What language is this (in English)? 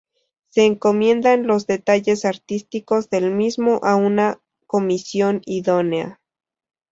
Spanish